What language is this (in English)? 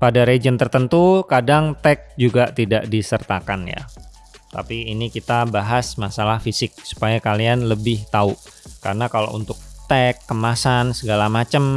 Indonesian